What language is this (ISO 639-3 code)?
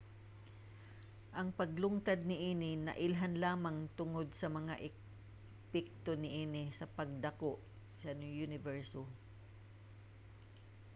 ceb